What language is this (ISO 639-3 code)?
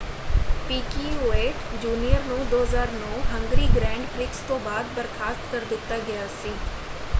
pan